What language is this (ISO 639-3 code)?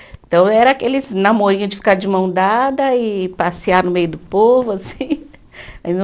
por